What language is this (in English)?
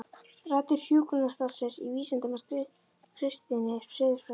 Icelandic